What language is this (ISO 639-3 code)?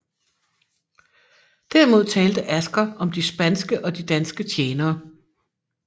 dan